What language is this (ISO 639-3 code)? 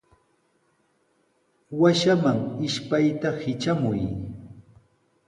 qws